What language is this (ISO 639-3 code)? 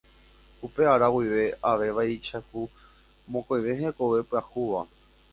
grn